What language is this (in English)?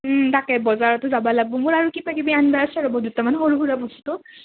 Assamese